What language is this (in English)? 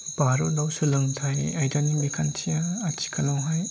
Bodo